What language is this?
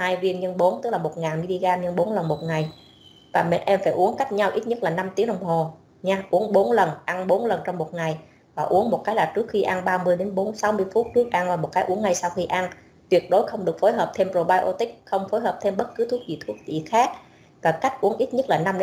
Vietnamese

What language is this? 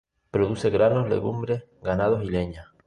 Spanish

